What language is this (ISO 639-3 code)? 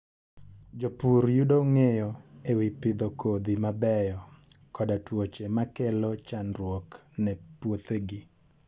luo